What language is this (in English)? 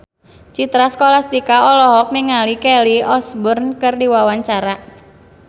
Sundanese